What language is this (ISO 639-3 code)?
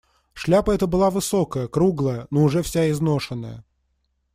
rus